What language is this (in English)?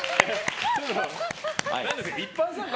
Japanese